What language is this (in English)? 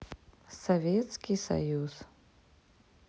Russian